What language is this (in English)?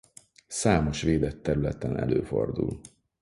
Hungarian